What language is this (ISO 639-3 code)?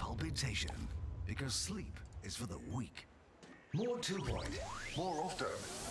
deu